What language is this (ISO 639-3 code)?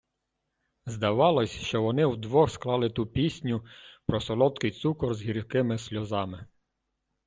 ukr